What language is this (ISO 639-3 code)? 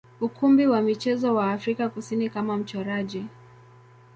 swa